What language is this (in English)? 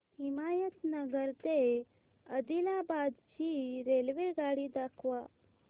Marathi